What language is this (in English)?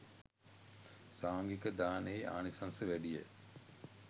Sinhala